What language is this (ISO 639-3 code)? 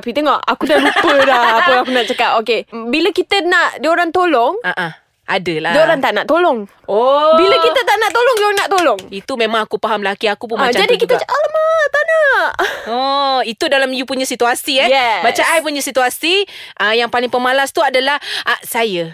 msa